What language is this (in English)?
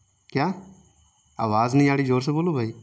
Urdu